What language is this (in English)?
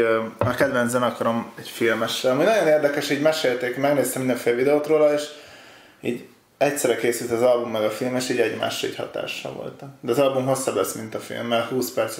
Hungarian